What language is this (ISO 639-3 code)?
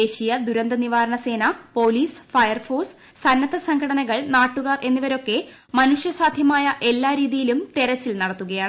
mal